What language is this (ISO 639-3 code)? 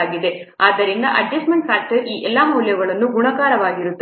kan